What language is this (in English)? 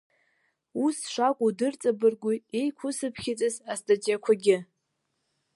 Abkhazian